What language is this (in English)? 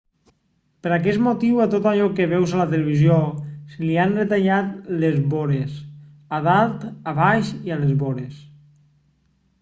Catalan